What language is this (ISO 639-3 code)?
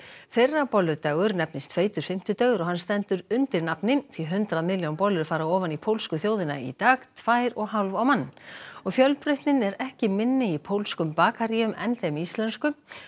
isl